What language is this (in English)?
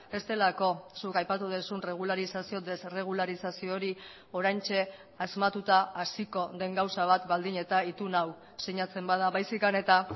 Basque